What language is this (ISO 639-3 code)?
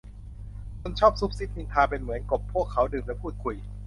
tha